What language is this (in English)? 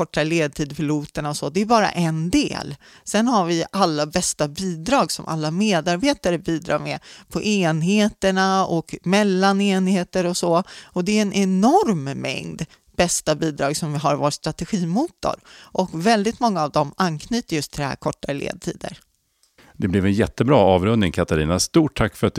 Swedish